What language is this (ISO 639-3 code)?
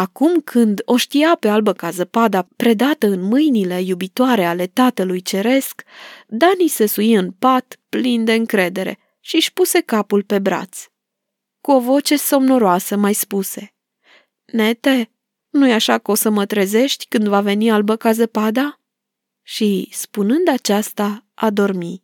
ron